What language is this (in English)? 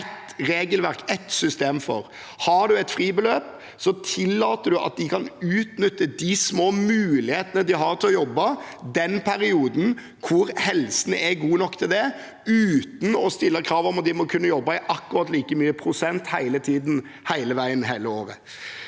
Norwegian